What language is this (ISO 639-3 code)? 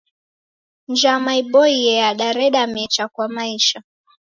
dav